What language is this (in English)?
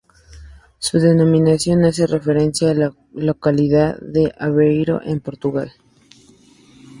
Spanish